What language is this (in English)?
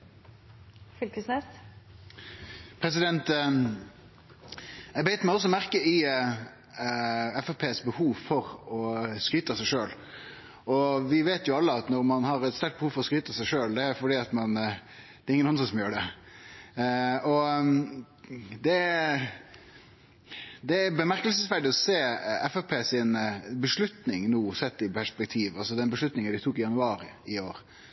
Norwegian Nynorsk